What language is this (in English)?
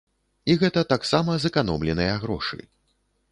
Belarusian